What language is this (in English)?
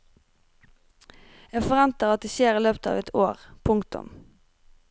Norwegian